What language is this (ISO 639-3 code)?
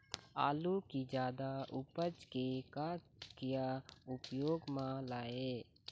hne